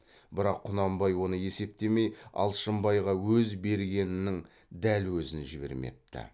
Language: Kazakh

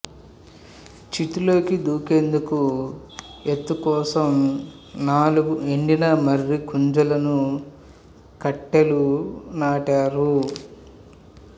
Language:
Telugu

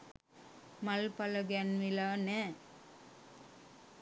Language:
Sinhala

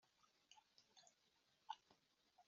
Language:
Kinyarwanda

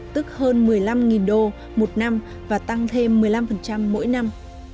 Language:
Vietnamese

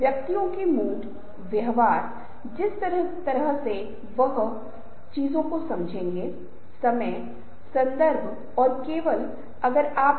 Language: Hindi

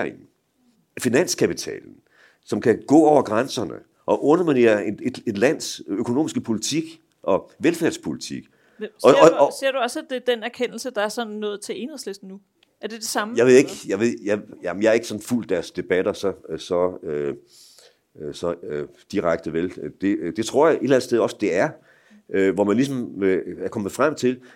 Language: Danish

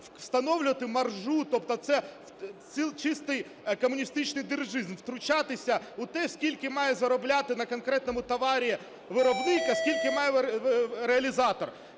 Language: Ukrainian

